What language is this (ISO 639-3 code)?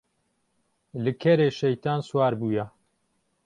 kur